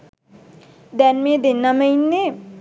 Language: Sinhala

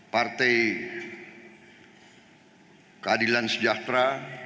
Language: Indonesian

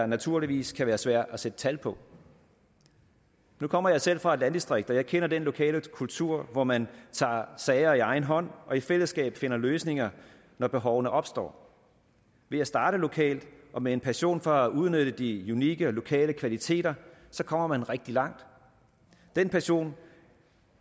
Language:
Danish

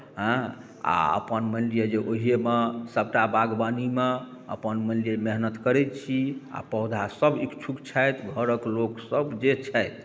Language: Maithili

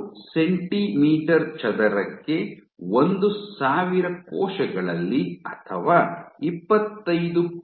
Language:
Kannada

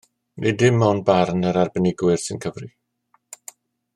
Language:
Welsh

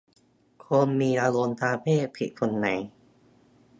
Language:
Thai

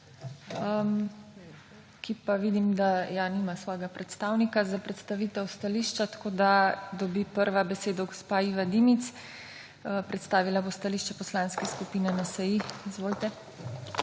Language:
Slovenian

